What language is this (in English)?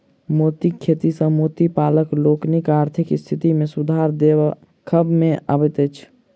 Maithili